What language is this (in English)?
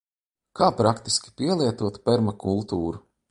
Latvian